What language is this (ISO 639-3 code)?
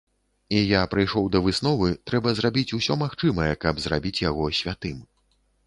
bel